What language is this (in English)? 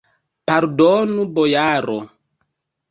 Esperanto